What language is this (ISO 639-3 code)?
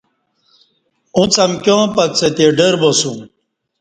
bsh